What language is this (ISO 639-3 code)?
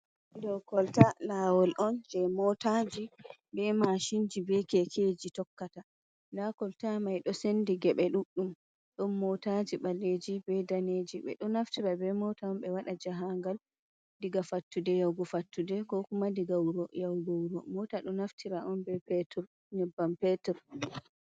ful